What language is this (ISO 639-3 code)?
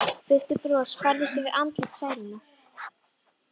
isl